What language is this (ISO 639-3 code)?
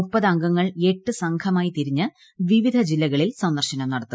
mal